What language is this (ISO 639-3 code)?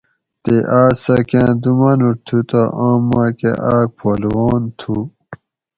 gwc